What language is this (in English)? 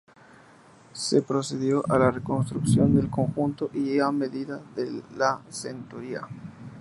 Spanish